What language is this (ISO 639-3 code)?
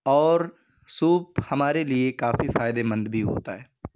urd